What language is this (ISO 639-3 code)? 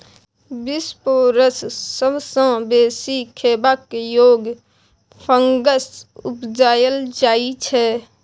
mai